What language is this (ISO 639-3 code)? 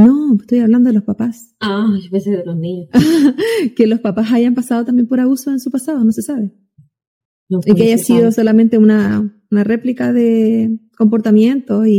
spa